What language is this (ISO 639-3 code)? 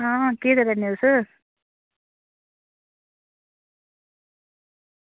doi